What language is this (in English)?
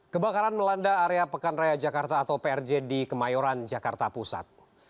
Indonesian